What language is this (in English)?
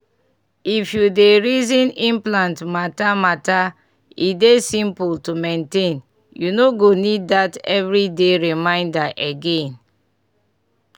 Nigerian Pidgin